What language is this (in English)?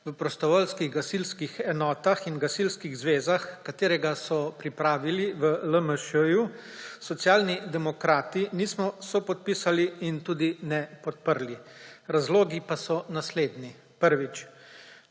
Slovenian